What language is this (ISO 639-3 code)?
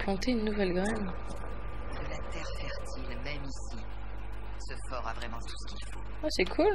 fra